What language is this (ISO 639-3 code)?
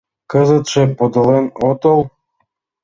chm